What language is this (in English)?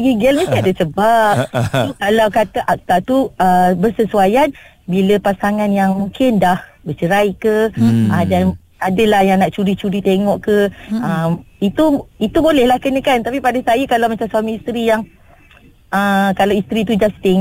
Malay